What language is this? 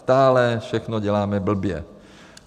Czech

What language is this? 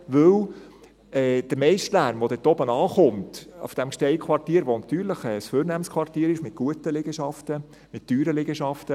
Swiss German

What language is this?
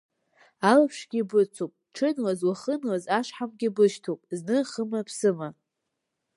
Abkhazian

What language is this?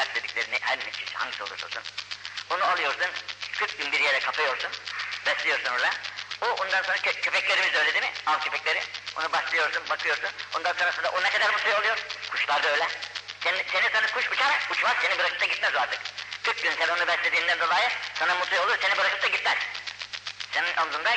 Turkish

